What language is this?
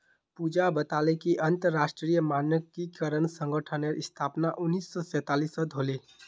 Magahi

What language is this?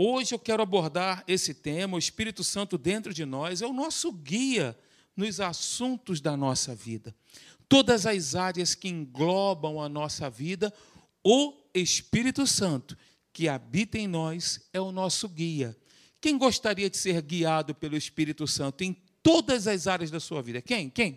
Portuguese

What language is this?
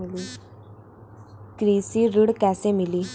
Bhojpuri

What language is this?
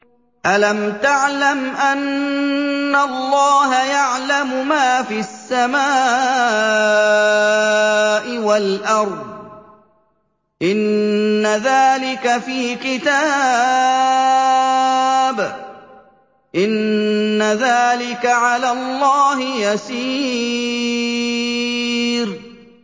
Arabic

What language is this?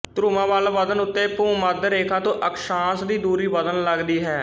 Punjabi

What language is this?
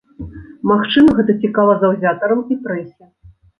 Belarusian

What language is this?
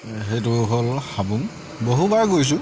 Assamese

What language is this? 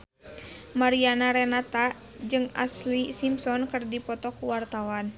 Sundanese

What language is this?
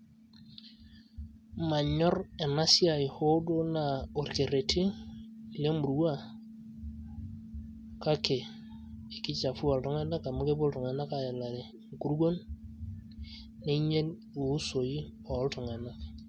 Masai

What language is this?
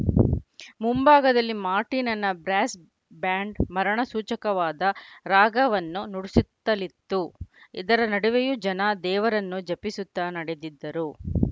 Kannada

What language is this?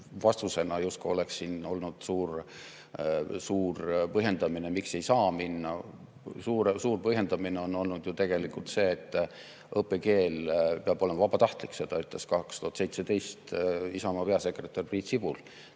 Estonian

